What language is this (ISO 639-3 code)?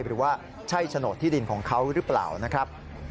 tha